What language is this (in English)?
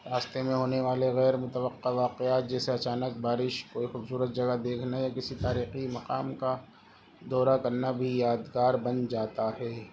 Urdu